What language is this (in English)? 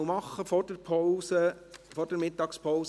Swiss German